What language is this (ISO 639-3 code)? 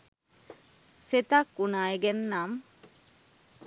sin